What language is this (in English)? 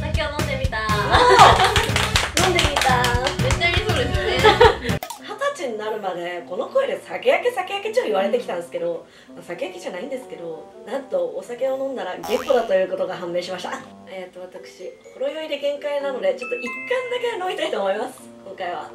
Japanese